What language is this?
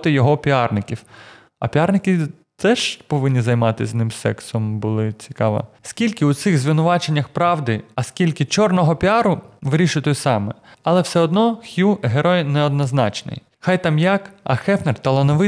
Ukrainian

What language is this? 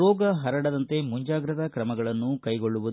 Kannada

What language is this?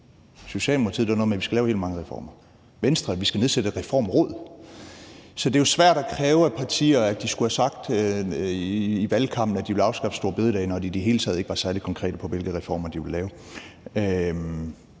Danish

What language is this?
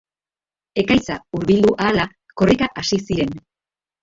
Basque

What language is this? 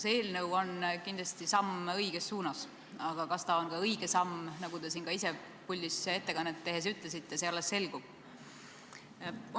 Estonian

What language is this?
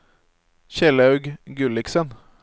Norwegian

